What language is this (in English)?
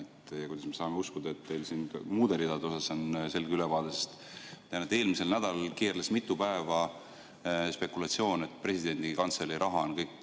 Estonian